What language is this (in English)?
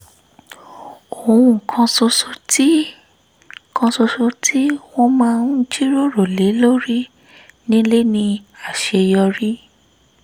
Yoruba